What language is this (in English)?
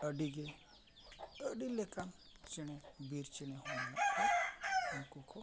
Santali